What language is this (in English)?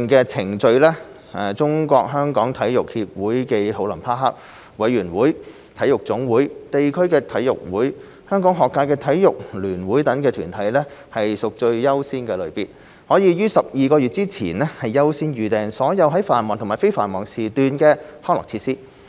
Cantonese